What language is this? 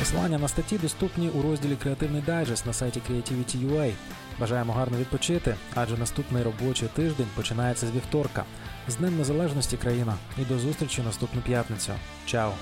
Ukrainian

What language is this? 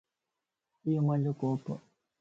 Lasi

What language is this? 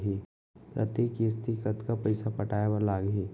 Chhattisgarhi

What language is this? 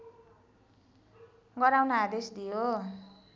Nepali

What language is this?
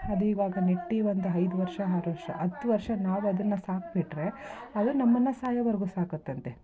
Kannada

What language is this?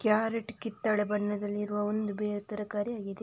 Kannada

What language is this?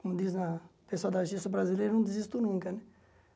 Portuguese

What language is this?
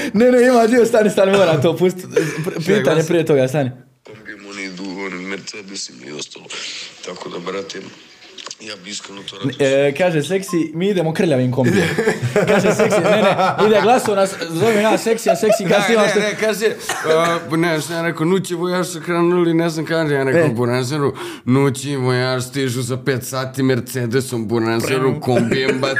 Croatian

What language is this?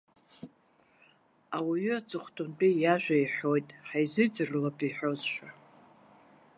Abkhazian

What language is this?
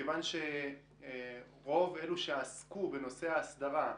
Hebrew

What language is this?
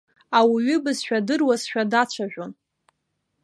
Abkhazian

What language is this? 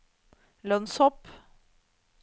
Norwegian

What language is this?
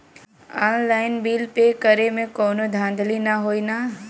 Bhojpuri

